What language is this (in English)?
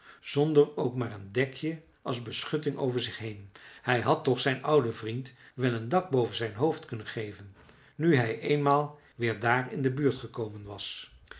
Dutch